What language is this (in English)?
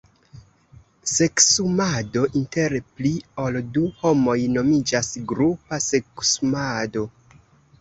Esperanto